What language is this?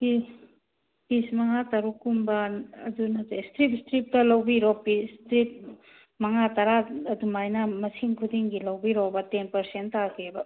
Manipuri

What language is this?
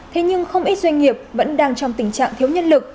Vietnamese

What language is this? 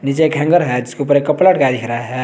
Hindi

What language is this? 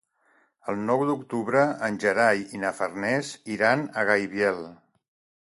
Catalan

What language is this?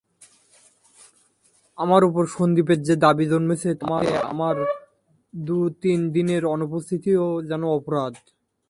Bangla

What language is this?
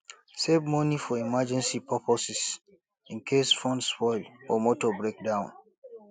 Nigerian Pidgin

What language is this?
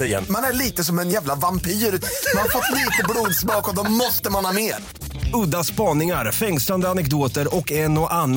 Swedish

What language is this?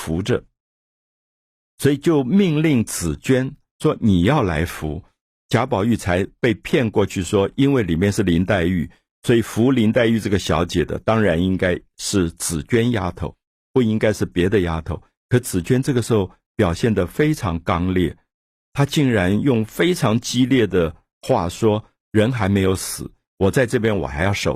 Chinese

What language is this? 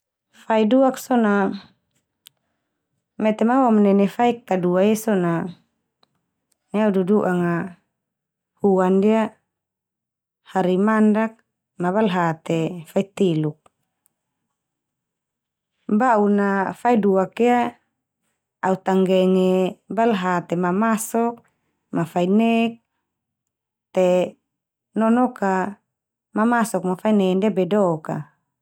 Termanu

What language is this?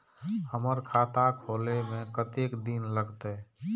Maithili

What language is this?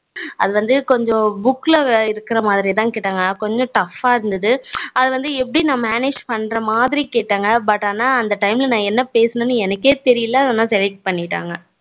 Tamil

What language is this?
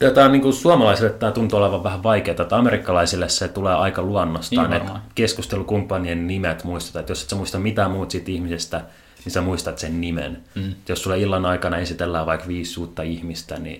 Finnish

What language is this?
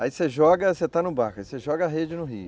Portuguese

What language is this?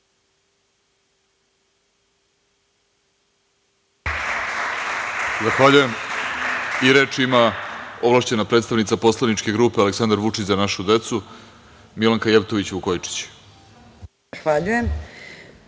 Serbian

